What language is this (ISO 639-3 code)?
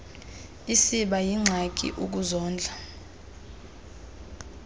xho